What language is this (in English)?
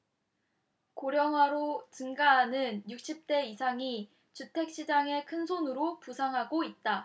Korean